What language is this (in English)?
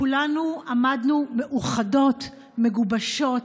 Hebrew